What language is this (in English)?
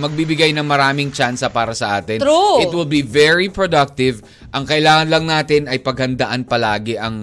Filipino